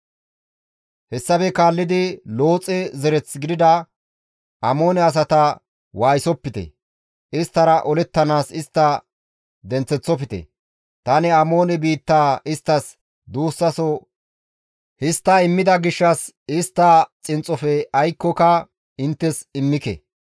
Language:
Gamo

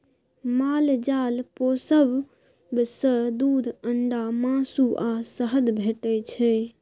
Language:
Maithili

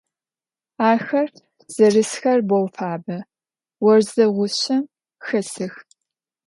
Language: Adyghe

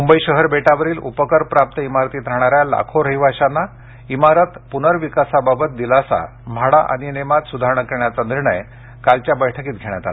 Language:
Marathi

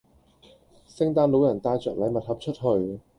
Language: Cantonese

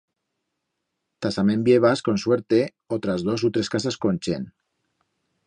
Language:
Aragonese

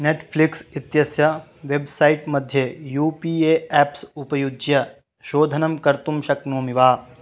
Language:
Sanskrit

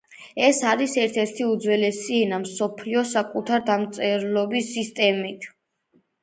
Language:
Georgian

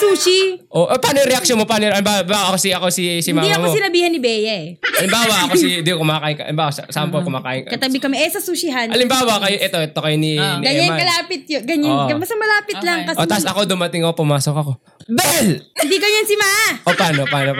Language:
Filipino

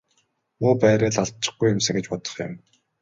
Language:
Mongolian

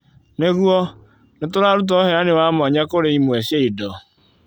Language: Kikuyu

